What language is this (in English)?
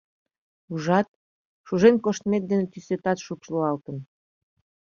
Mari